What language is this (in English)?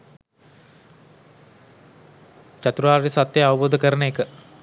Sinhala